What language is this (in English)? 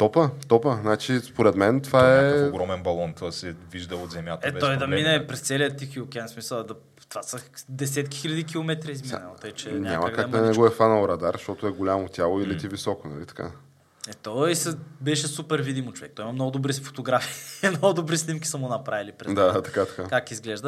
Bulgarian